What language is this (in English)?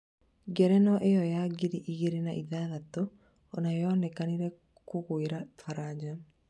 Kikuyu